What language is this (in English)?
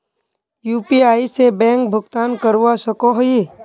Magahi